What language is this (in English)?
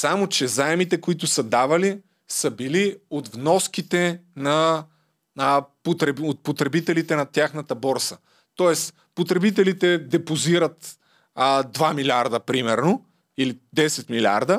Bulgarian